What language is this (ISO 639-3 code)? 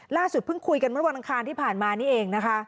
tha